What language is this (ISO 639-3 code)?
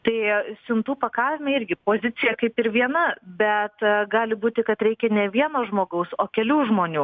lit